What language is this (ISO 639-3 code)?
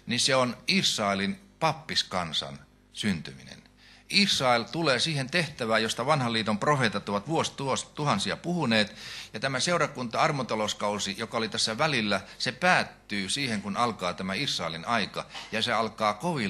fin